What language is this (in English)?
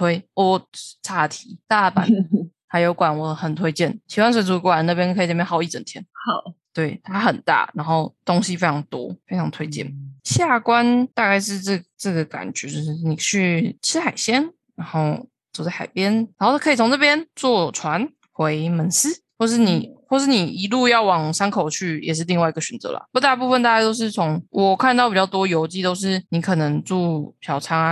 Chinese